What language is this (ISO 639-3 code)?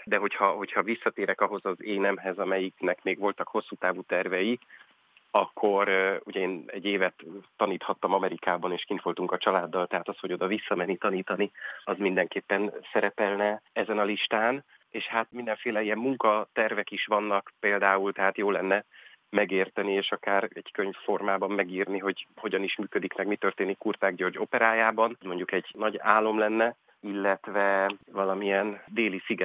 hun